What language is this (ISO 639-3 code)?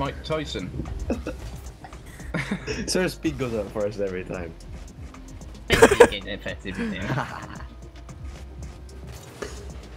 eng